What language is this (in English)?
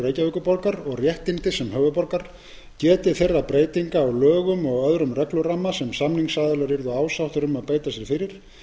Icelandic